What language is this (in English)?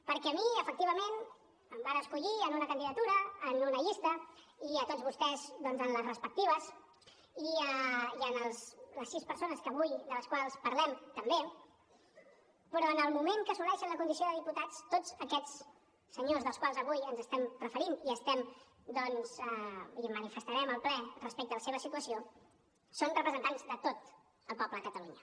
Catalan